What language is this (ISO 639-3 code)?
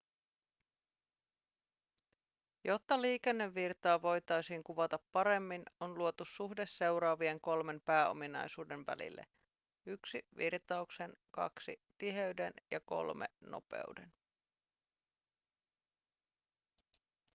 fin